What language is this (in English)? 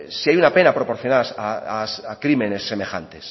Spanish